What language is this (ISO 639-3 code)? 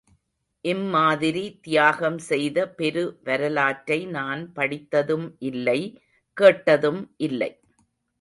tam